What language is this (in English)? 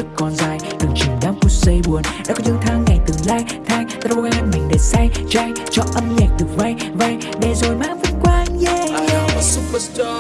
Vietnamese